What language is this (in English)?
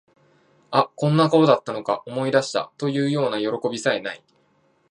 Japanese